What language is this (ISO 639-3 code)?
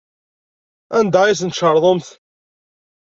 kab